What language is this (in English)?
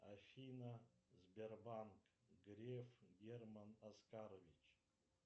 Russian